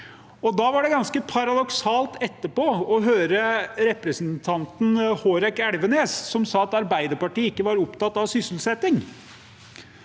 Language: Norwegian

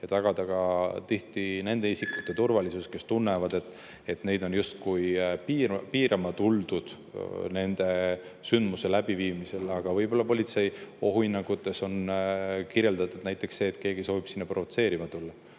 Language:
Estonian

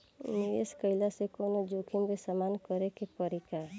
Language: Bhojpuri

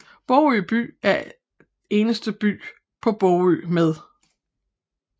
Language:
Danish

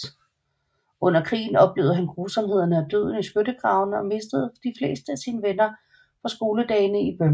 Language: Danish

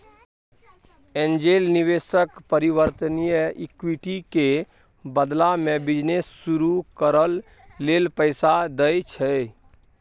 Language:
Maithili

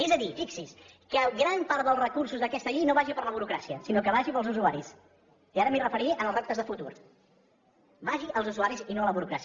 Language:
Catalan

